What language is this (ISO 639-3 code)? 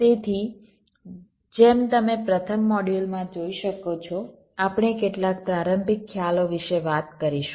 guj